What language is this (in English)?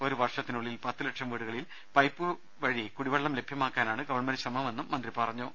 Malayalam